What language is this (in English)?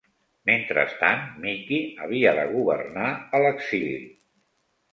Catalan